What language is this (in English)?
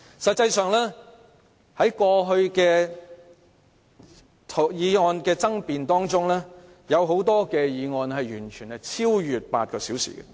Cantonese